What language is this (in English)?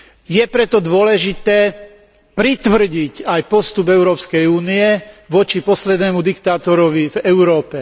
Slovak